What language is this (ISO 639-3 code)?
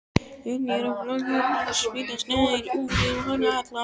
isl